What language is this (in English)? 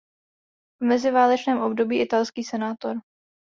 Czech